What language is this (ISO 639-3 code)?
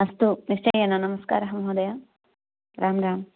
san